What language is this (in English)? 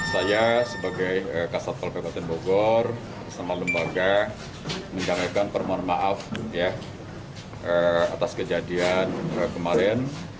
Indonesian